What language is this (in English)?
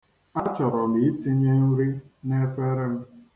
Igbo